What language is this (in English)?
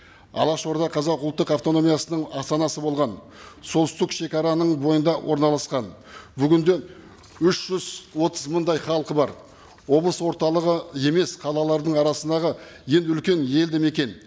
Kazakh